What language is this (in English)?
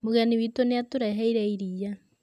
Kikuyu